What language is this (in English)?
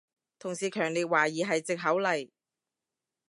Cantonese